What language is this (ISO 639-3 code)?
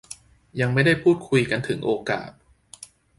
tha